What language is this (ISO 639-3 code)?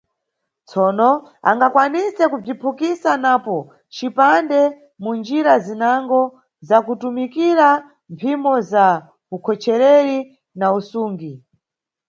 nyu